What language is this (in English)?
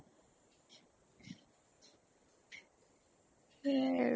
Assamese